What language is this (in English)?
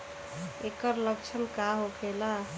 Bhojpuri